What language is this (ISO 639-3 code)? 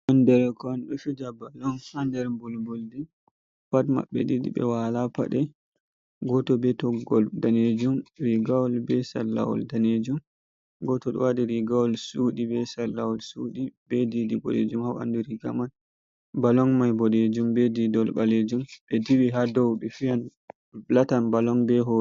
ful